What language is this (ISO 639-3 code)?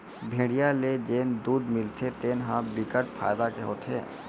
hne